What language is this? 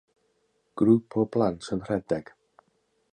Welsh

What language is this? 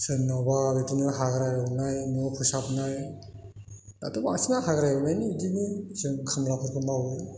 Bodo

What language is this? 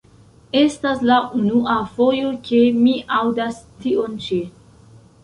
Esperanto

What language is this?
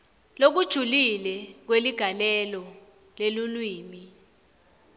Swati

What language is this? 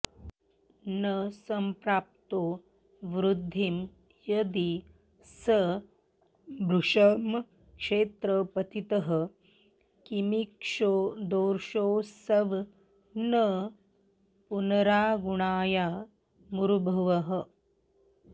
Sanskrit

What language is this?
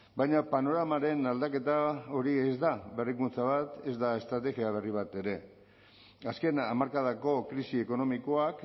Basque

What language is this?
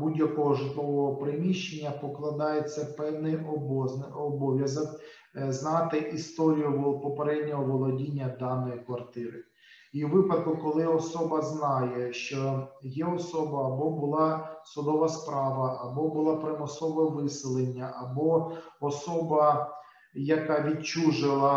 Ukrainian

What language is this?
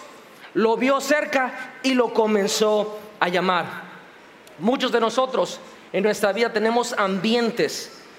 Spanish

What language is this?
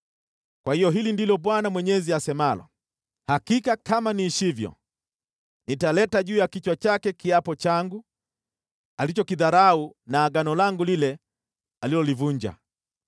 Swahili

